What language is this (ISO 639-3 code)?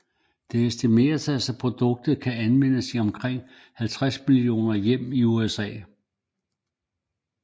dan